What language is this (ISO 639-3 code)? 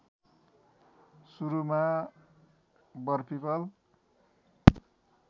nep